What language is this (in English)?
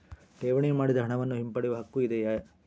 Kannada